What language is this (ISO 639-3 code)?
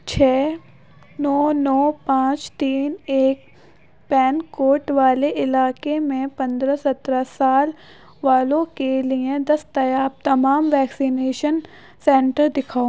urd